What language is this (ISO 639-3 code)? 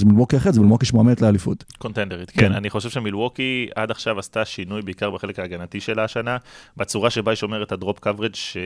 heb